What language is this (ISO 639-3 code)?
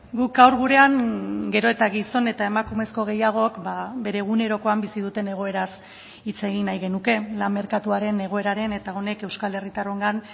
eus